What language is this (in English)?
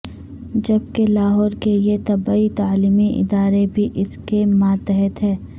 Urdu